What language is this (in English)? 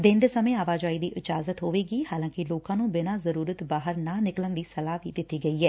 Punjabi